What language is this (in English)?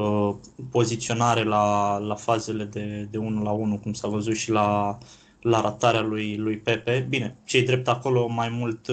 Romanian